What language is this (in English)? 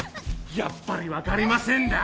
Japanese